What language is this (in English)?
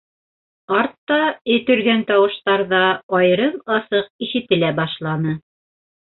Bashkir